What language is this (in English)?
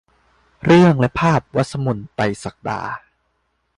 Thai